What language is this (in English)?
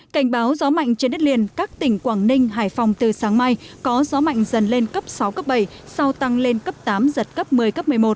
Vietnamese